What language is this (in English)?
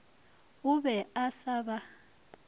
Northern Sotho